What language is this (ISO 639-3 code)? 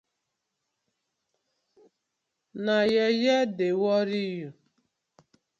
pcm